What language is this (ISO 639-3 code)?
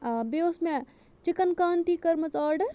kas